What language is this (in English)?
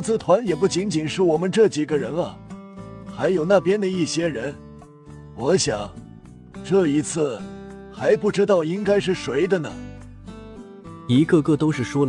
Chinese